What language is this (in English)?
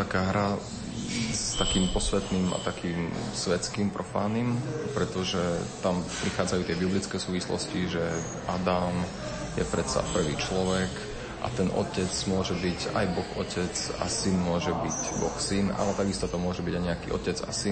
Slovak